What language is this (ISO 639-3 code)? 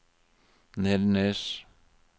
nor